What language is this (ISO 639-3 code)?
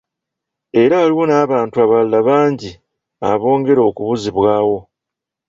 lug